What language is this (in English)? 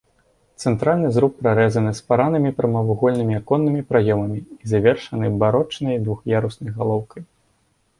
Belarusian